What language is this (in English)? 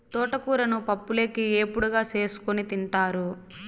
Telugu